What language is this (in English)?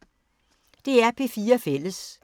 Danish